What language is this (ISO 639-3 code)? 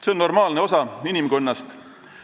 est